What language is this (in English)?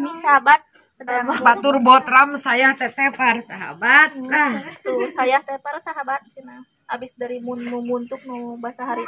Indonesian